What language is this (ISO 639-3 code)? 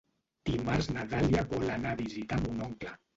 cat